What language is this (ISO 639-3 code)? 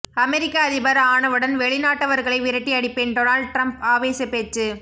tam